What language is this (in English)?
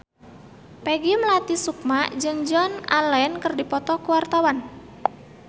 Sundanese